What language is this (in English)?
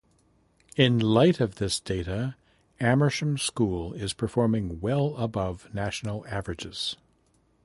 English